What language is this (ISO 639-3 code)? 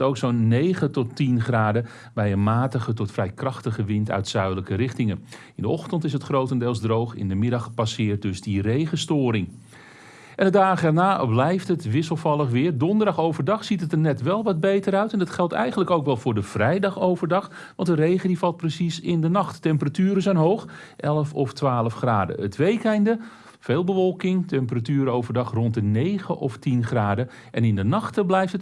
nld